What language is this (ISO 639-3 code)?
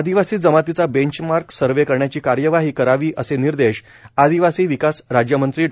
mar